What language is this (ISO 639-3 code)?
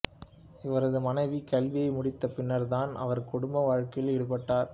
tam